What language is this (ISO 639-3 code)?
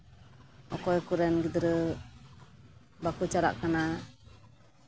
sat